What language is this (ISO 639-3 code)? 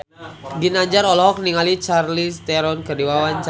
sun